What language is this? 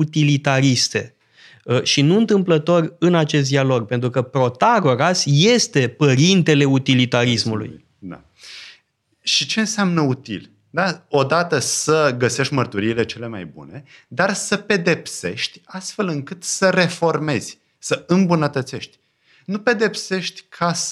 Romanian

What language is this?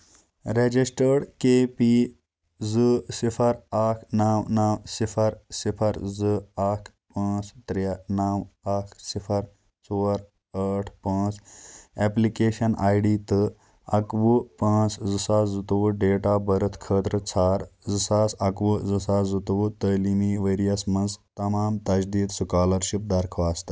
Kashmiri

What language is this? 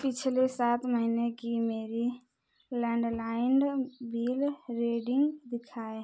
Hindi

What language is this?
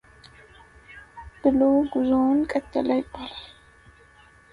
Amharic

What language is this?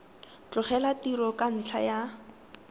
Tswana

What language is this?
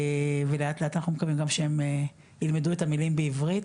Hebrew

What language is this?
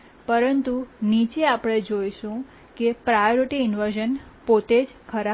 Gujarati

